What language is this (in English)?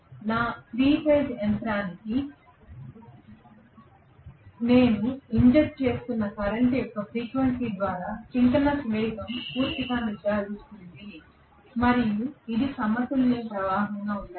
Telugu